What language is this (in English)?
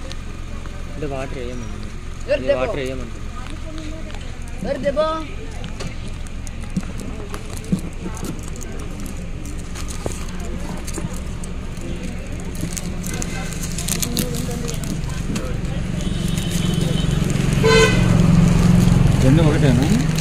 Telugu